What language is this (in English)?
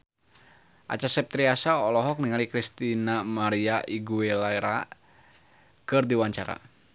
Sundanese